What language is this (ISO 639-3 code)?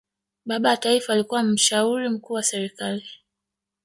swa